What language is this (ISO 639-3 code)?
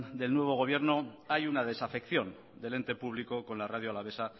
spa